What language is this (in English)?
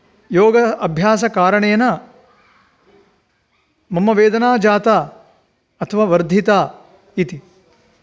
Sanskrit